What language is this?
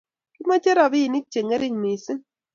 Kalenjin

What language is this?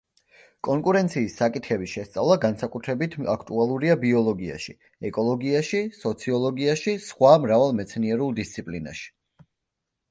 Georgian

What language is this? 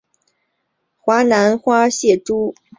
Chinese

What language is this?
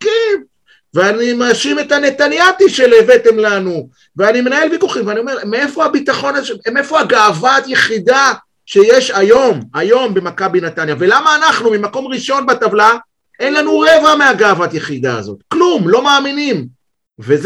Hebrew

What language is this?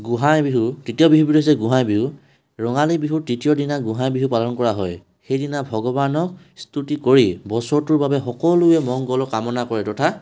Assamese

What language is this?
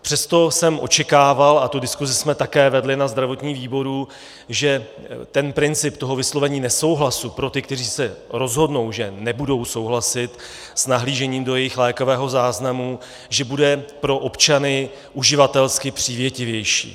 Czech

